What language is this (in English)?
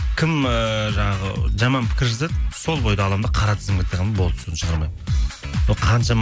Kazakh